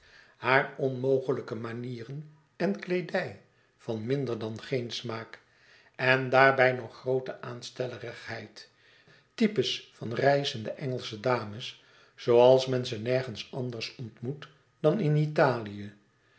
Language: Dutch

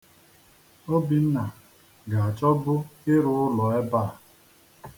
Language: Igbo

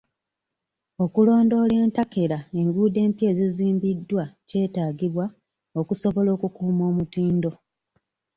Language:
Ganda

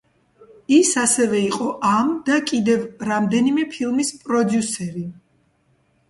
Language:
Georgian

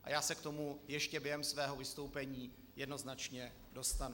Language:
Czech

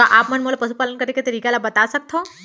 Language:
Chhattisgarhi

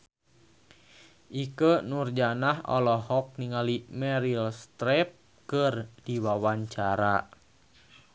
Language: Sundanese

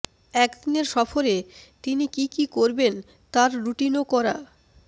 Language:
Bangla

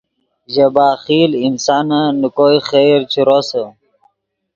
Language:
Yidgha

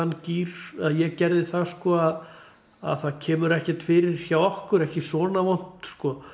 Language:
Icelandic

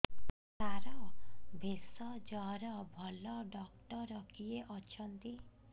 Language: Odia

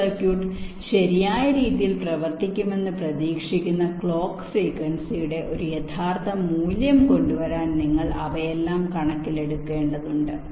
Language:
Malayalam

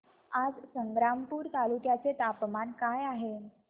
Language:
Marathi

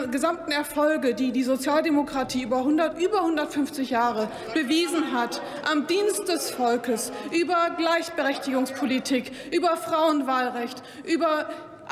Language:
German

